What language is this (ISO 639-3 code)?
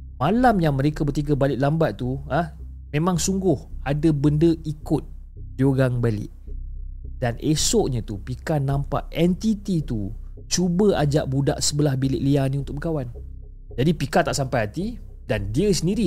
msa